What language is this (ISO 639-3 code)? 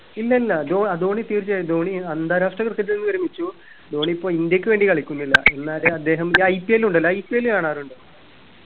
mal